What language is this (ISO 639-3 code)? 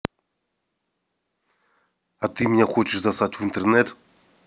rus